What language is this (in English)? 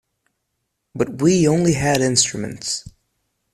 English